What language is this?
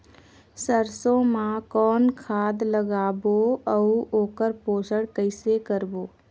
Chhattisgarhi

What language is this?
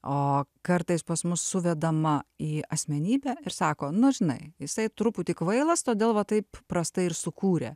Lithuanian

